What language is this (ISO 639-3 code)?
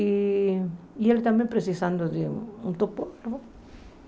por